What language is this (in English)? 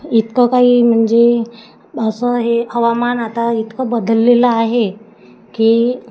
Marathi